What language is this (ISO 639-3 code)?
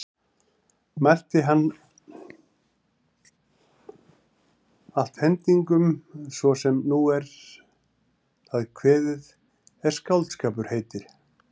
isl